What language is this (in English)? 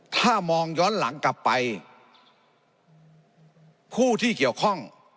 Thai